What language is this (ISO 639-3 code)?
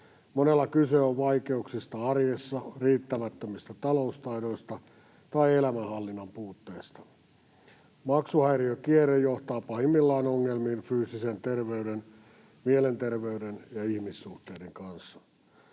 fin